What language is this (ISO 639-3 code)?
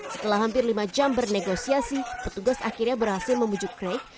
ind